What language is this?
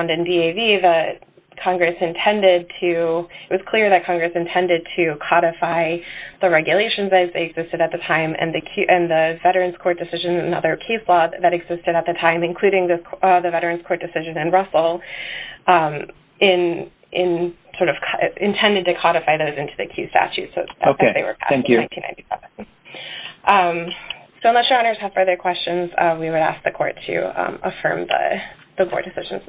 English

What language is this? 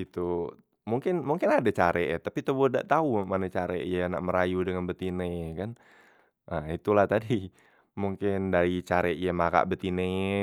Musi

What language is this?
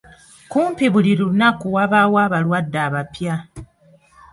Ganda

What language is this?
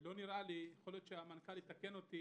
Hebrew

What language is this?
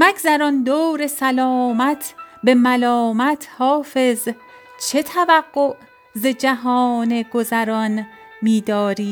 Persian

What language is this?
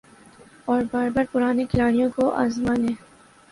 Urdu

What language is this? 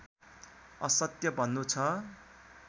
Nepali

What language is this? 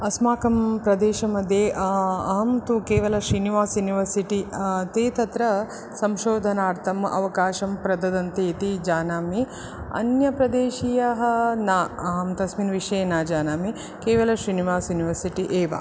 Sanskrit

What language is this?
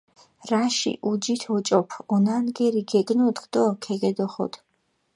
Mingrelian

